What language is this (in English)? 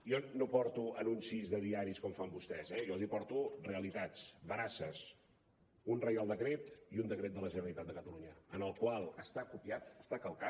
Catalan